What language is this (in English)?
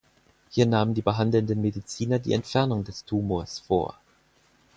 German